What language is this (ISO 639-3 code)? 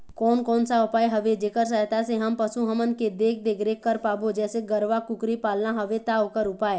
hne